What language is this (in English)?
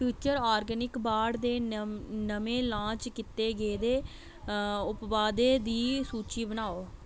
Dogri